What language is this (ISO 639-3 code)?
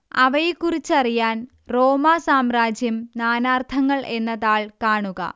mal